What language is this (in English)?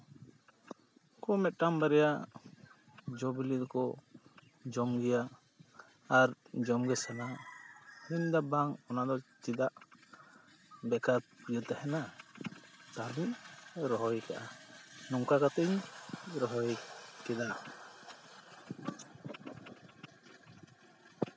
Santali